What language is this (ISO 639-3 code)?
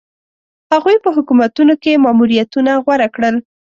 pus